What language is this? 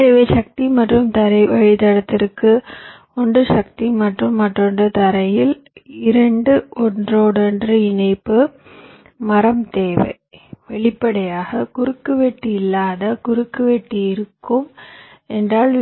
Tamil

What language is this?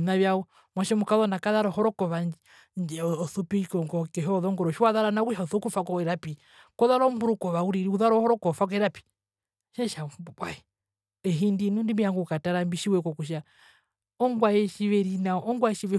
Herero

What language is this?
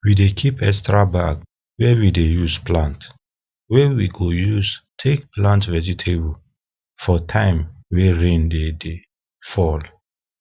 Nigerian Pidgin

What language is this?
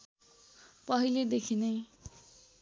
Nepali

